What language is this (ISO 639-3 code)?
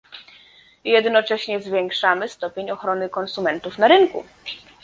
pol